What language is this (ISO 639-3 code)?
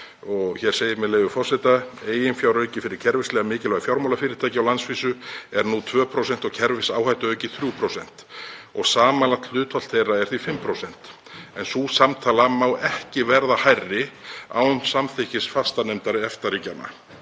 isl